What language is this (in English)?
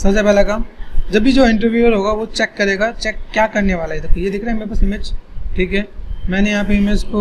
Hindi